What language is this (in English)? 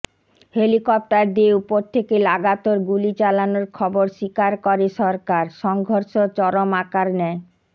Bangla